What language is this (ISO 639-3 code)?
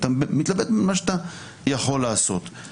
heb